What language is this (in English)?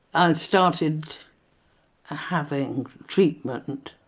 English